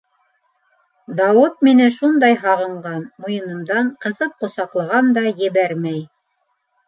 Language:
Bashkir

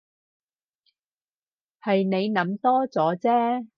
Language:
Cantonese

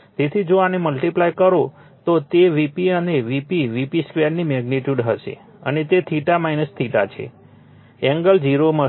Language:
Gujarati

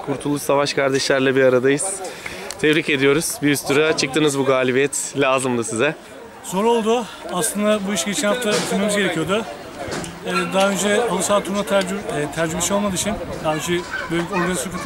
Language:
Turkish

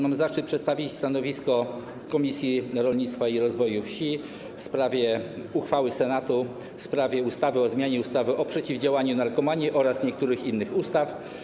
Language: Polish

